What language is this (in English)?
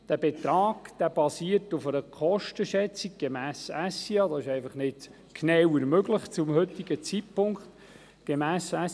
Swiss German